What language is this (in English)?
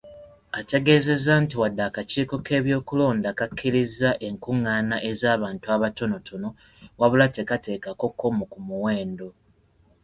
Ganda